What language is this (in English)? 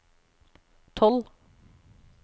Norwegian